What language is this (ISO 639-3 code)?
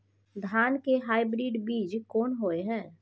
mai